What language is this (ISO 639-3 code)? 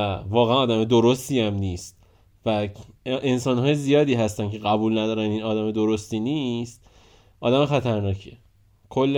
fas